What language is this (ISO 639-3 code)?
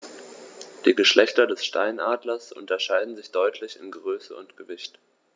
deu